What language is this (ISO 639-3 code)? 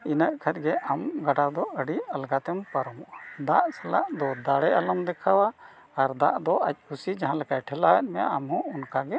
sat